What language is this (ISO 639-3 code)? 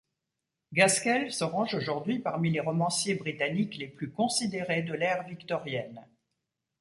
fra